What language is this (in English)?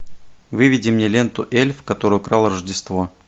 Russian